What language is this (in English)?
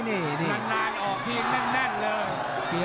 Thai